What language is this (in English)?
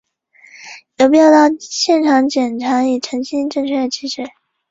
Chinese